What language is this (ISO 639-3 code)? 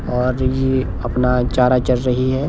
hin